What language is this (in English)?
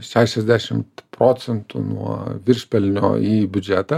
Lithuanian